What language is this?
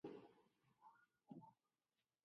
Aja (Benin)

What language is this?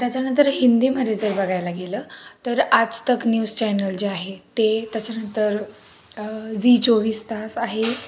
Marathi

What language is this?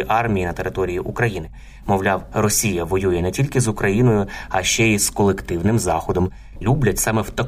Ukrainian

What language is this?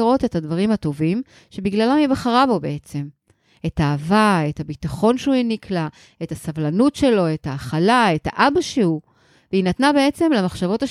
Hebrew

